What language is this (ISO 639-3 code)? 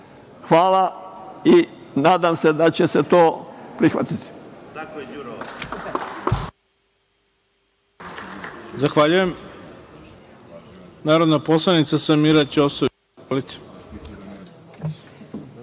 srp